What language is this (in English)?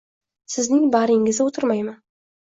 Uzbek